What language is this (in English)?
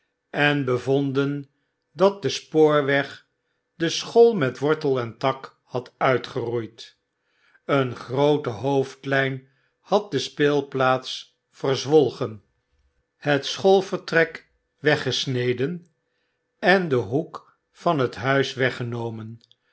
Dutch